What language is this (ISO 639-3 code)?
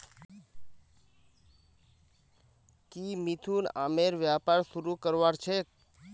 mag